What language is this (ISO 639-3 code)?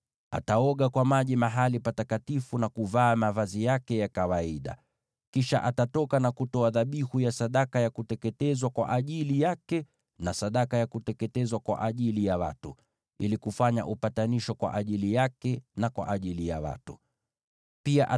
swa